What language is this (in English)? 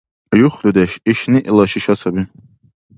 Dargwa